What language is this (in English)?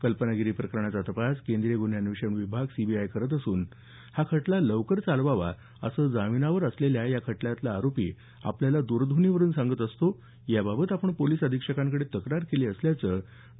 Marathi